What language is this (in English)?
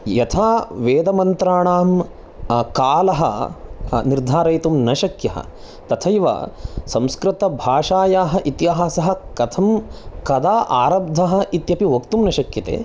Sanskrit